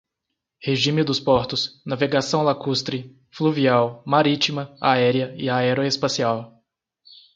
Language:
Portuguese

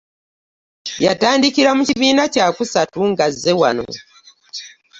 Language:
Ganda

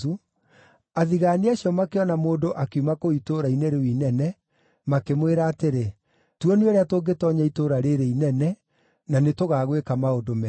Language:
Kikuyu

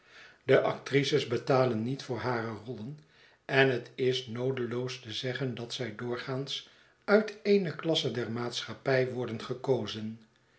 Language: Dutch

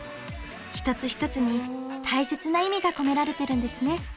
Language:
Japanese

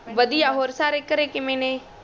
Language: Punjabi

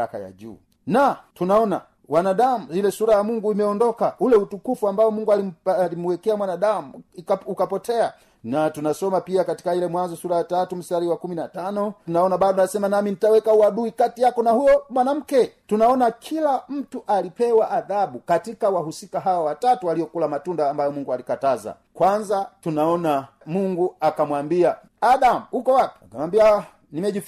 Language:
Swahili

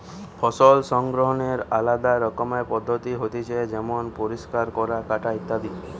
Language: Bangla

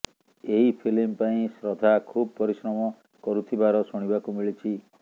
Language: Odia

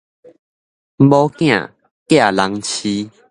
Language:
Min Nan Chinese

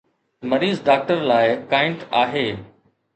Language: Sindhi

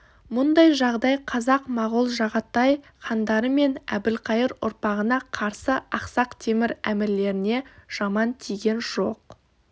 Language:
Kazakh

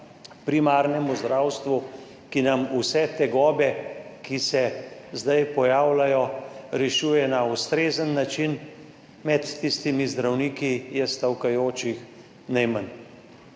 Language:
Slovenian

